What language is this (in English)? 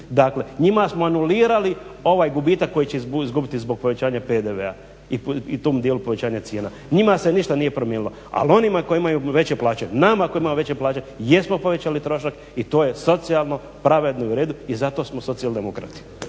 Croatian